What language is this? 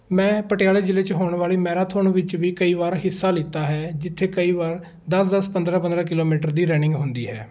Punjabi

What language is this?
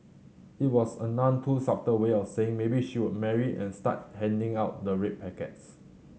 English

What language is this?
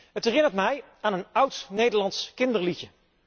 Dutch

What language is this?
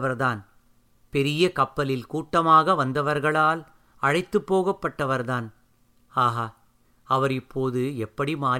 Tamil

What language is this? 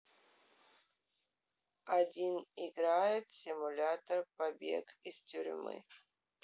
Russian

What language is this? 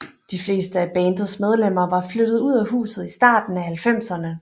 Danish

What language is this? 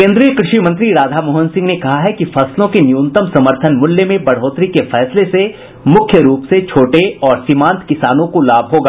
Hindi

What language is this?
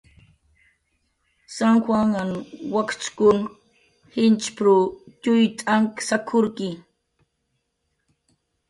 Jaqaru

